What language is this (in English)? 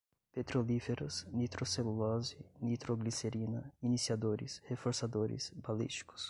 Portuguese